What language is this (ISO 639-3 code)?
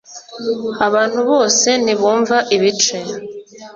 kin